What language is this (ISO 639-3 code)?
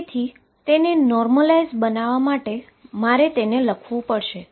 guj